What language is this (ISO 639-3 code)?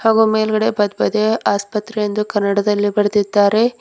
kan